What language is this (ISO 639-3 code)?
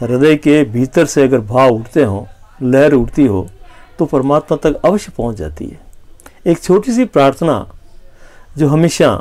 hin